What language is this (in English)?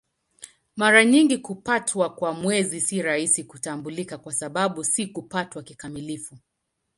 Swahili